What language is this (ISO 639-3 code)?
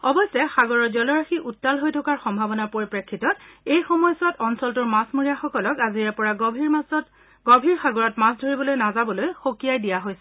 asm